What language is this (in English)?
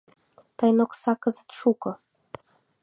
Mari